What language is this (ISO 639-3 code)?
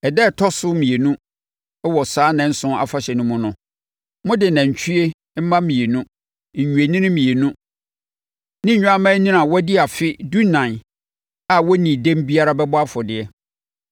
aka